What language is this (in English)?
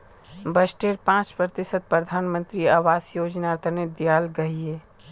Magahi